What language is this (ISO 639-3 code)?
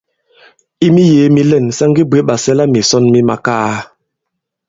abb